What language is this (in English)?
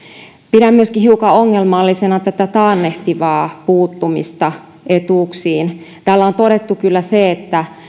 Finnish